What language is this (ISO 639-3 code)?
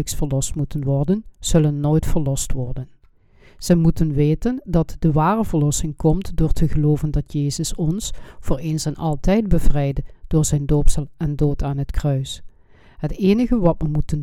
nld